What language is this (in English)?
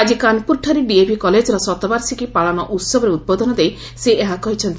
Odia